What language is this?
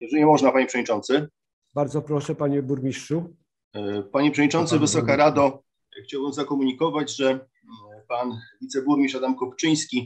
Polish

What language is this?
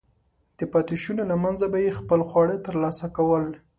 Pashto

